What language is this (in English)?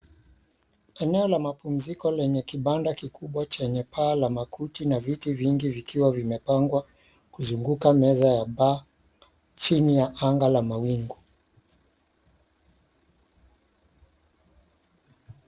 Swahili